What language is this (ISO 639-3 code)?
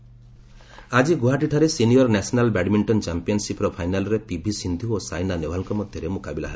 ori